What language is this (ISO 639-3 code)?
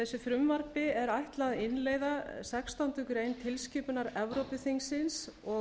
isl